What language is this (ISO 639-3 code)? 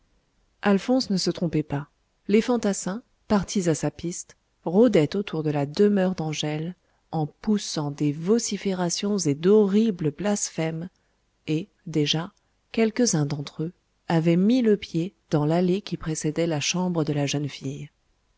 fra